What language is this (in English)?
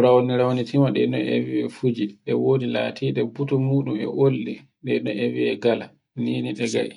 Borgu Fulfulde